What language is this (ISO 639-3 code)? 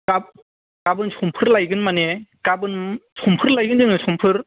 brx